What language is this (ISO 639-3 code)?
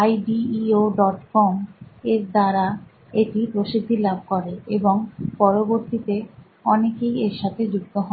ben